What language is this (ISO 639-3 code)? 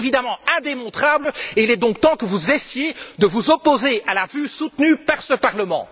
fra